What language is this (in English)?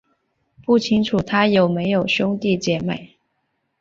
Chinese